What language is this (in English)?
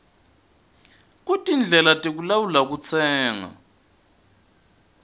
Swati